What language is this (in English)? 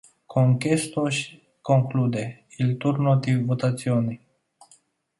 Romanian